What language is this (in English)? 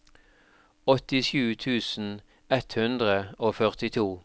Norwegian